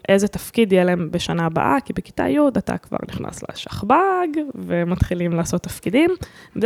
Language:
Hebrew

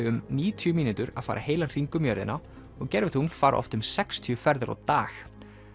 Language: Icelandic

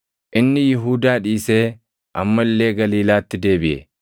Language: Oromo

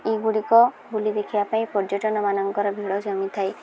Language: Odia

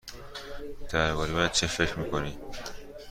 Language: Persian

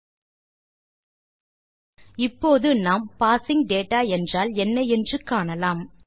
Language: Tamil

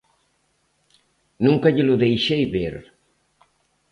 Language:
Galician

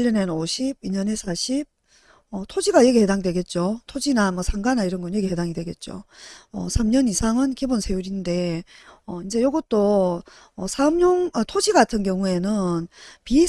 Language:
Korean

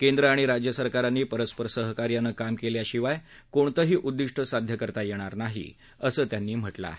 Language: Marathi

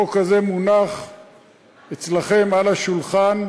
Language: Hebrew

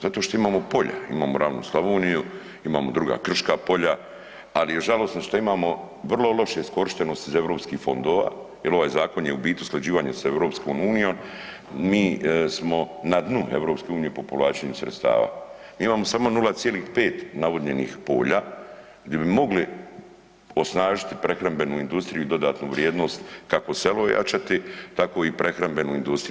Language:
Croatian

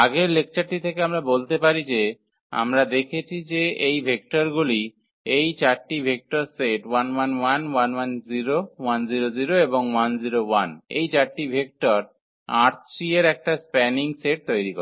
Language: Bangla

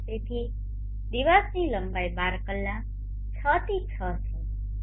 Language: Gujarati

